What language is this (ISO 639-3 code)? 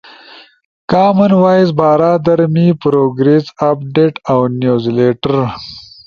ush